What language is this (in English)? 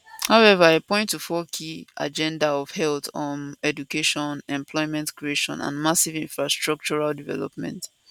Nigerian Pidgin